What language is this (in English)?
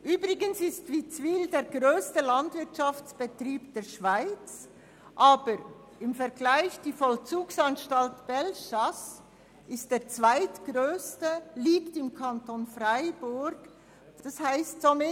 Swiss German